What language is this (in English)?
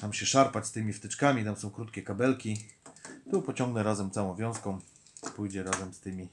Polish